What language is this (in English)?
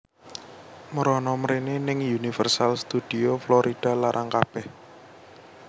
Javanese